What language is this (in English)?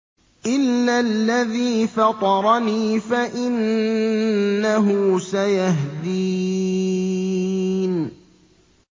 Arabic